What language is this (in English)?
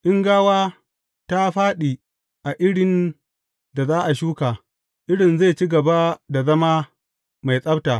Hausa